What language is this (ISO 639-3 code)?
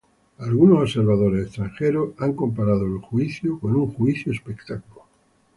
spa